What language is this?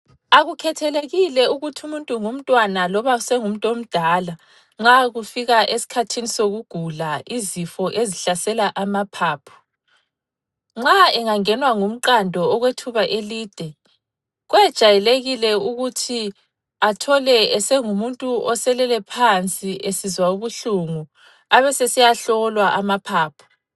North Ndebele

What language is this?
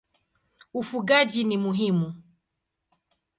Swahili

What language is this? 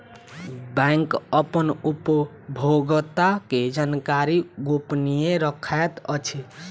Maithili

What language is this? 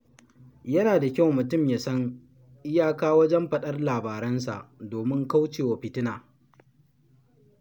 Hausa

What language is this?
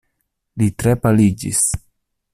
Esperanto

